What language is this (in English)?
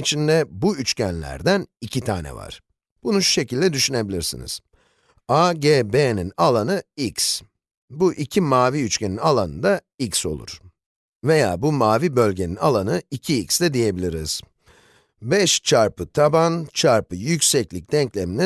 Turkish